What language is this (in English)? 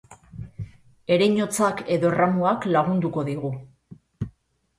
Basque